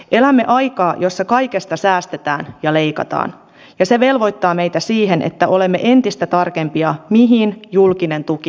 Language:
Finnish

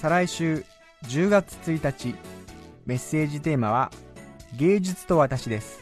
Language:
Japanese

